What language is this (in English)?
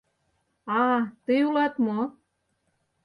Mari